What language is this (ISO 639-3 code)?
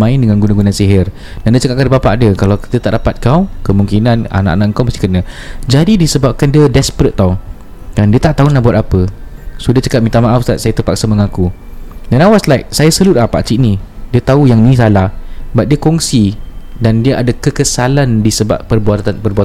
msa